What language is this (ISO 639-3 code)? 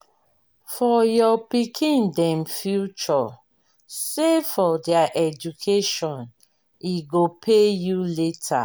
pcm